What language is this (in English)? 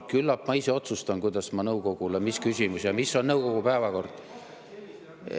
Estonian